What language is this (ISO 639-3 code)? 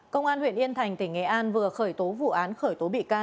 vie